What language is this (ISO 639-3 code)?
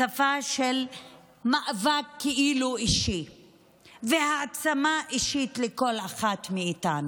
heb